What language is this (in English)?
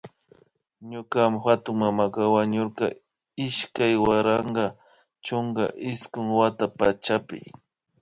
Imbabura Highland Quichua